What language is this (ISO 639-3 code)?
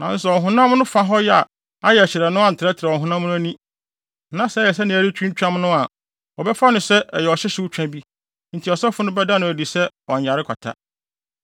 aka